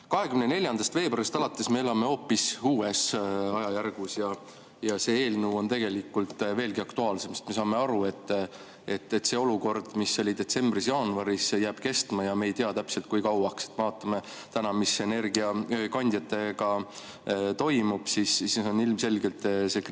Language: Estonian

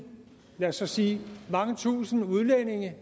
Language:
Danish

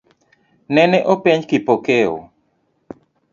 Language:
Luo (Kenya and Tanzania)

